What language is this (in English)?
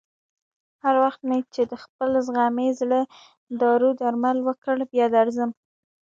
Pashto